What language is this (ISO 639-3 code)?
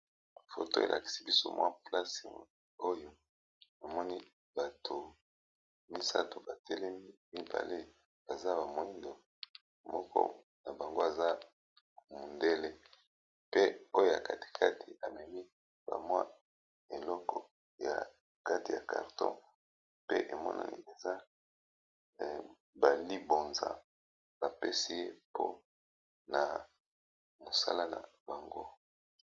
lin